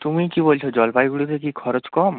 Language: Bangla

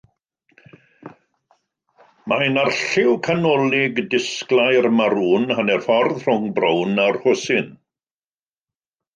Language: Welsh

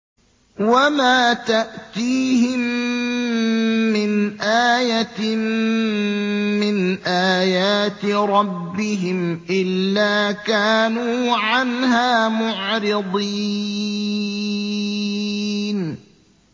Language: Arabic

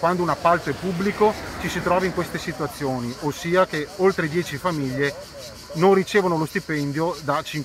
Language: Italian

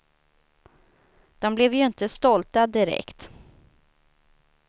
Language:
Swedish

